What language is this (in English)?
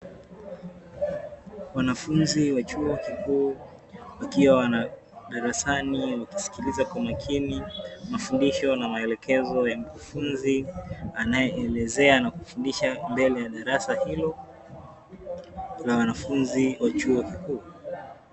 Swahili